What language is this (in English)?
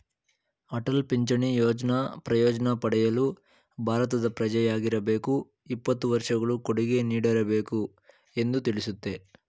Kannada